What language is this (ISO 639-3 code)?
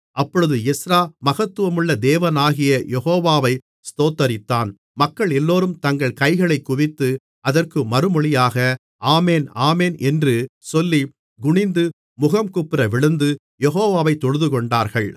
tam